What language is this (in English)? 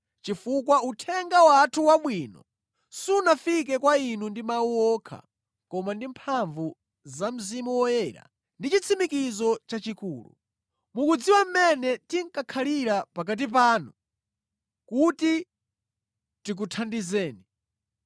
Nyanja